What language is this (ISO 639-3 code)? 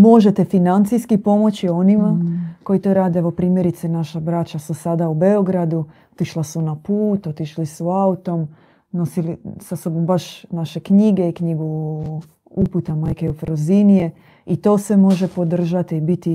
hrv